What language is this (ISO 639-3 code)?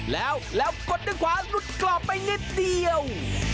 tha